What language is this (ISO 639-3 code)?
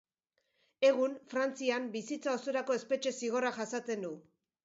eus